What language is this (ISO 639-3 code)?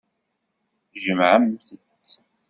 kab